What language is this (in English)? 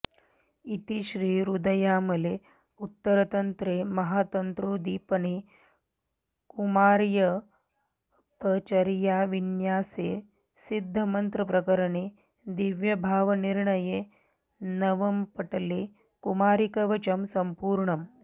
Sanskrit